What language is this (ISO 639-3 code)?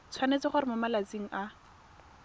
tsn